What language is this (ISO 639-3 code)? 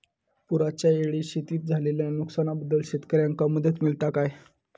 mar